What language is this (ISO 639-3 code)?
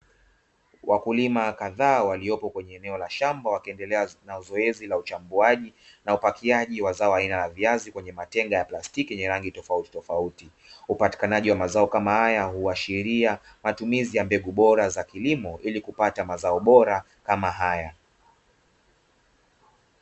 swa